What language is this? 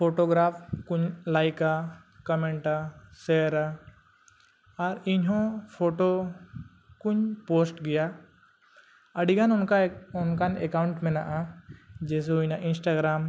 Santali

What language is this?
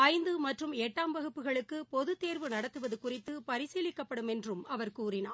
Tamil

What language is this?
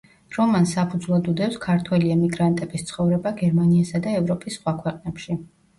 Georgian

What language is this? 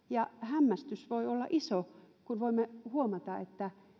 Finnish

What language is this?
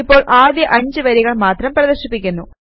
Malayalam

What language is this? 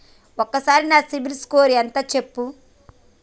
Telugu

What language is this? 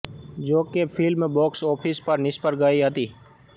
Gujarati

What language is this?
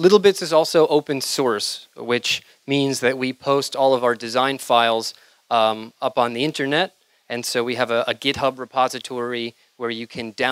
Japanese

